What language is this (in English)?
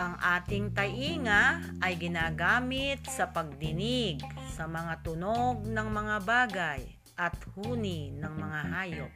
Filipino